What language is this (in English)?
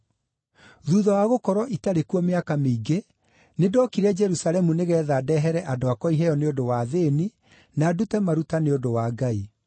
Kikuyu